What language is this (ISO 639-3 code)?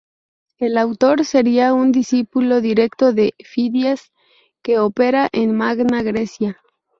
spa